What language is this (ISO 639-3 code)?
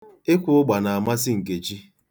ibo